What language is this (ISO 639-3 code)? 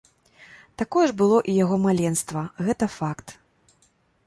bel